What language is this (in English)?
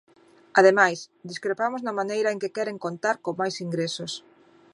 Galician